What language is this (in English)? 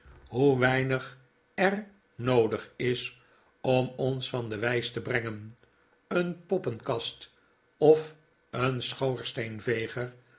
Dutch